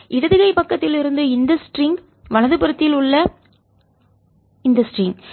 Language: Tamil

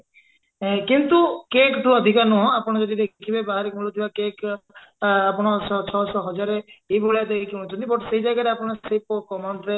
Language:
Odia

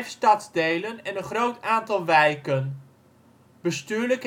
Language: Dutch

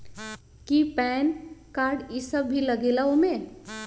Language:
Magahi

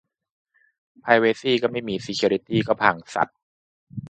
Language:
Thai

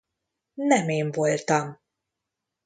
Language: Hungarian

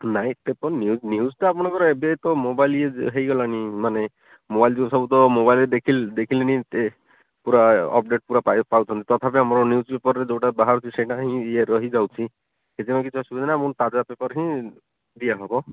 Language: Odia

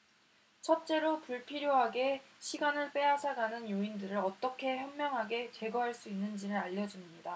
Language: Korean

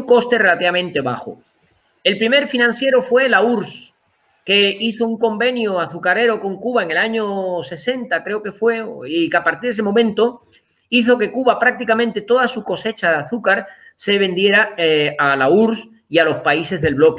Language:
Spanish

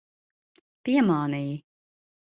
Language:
Latvian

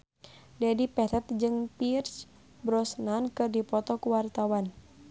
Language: Sundanese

